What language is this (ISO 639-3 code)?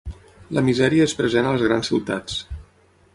cat